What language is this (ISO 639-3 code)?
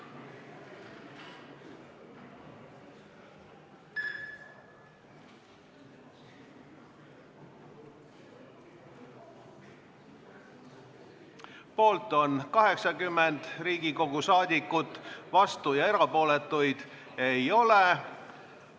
est